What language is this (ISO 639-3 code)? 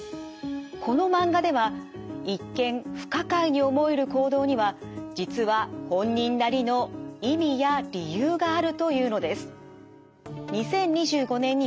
jpn